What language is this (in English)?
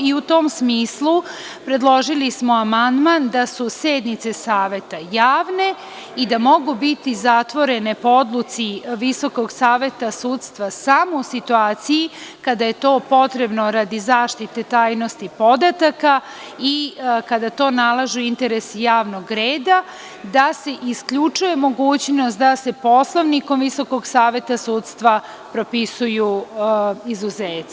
Serbian